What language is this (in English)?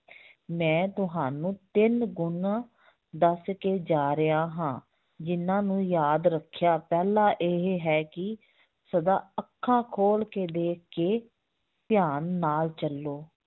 Punjabi